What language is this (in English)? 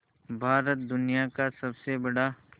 Hindi